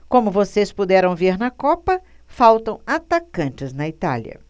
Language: Portuguese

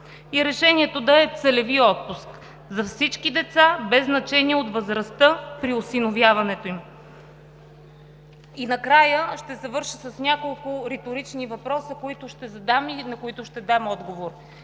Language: Bulgarian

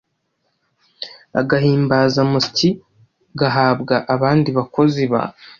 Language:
Kinyarwanda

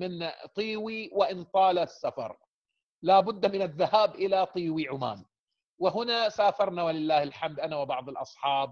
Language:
Arabic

